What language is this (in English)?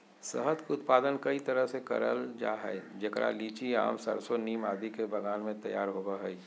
Magahi